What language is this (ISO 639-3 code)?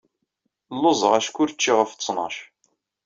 kab